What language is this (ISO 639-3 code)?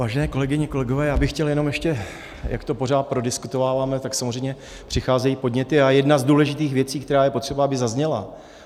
ces